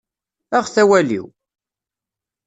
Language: Kabyle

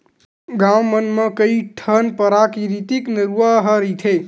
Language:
Chhattisgarhi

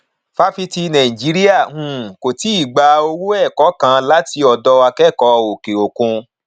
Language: Yoruba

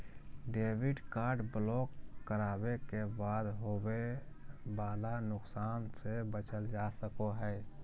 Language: Magahi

